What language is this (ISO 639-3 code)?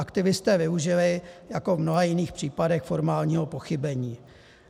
ces